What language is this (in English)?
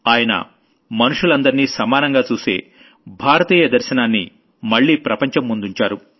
Telugu